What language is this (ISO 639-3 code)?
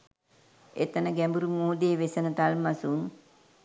sin